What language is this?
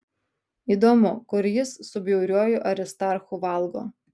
Lithuanian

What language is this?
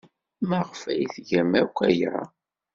Kabyle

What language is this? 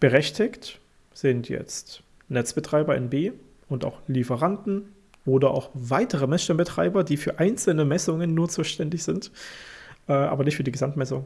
German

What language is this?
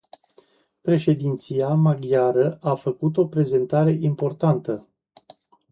Romanian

